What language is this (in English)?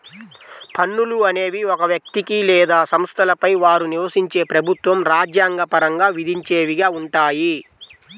Telugu